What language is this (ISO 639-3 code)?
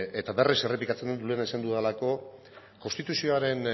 eus